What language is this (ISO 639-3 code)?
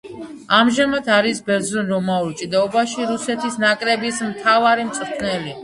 kat